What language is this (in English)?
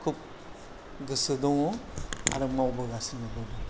Bodo